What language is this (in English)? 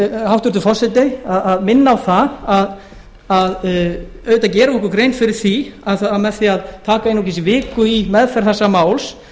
Icelandic